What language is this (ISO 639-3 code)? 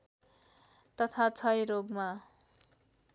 nep